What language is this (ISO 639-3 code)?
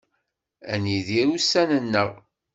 kab